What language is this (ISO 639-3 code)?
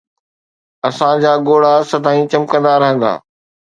snd